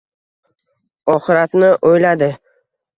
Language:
Uzbek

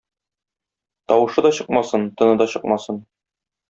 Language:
Tatar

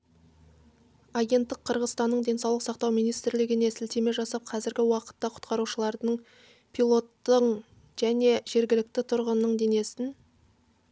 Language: Kazakh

